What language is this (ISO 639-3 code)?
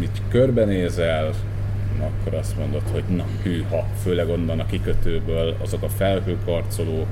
hun